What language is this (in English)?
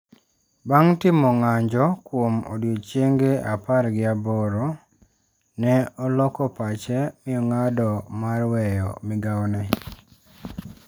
Luo (Kenya and Tanzania)